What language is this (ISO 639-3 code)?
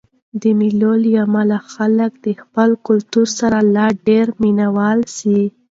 pus